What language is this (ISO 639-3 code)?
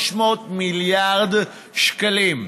heb